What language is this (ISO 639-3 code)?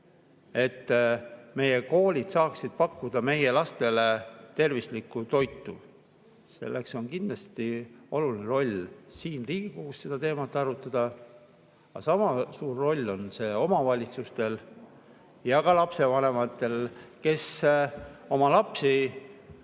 est